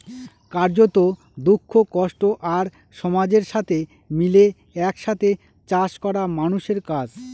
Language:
Bangla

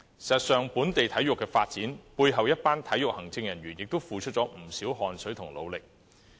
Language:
Cantonese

